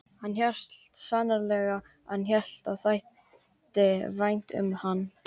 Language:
Icelandic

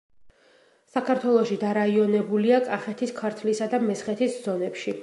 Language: Georgian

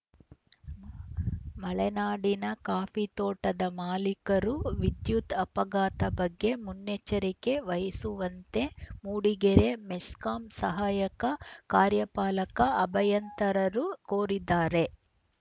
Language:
Kannada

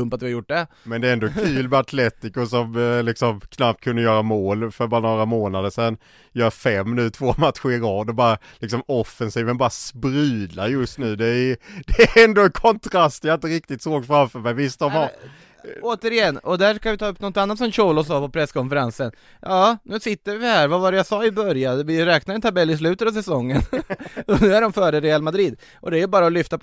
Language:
Swedish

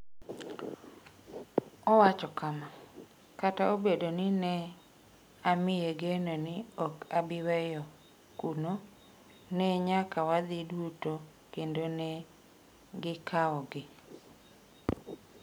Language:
Luo (Kenya and Tanzania)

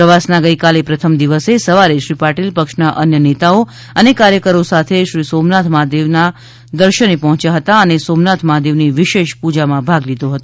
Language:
Gujarati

